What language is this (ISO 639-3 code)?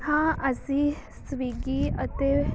pan